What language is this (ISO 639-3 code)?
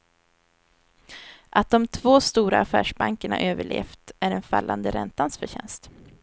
swe